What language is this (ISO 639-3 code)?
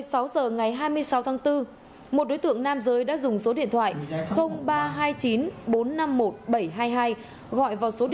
vie